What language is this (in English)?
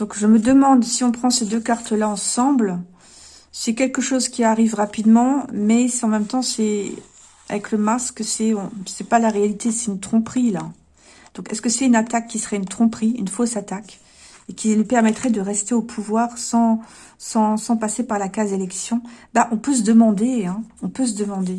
French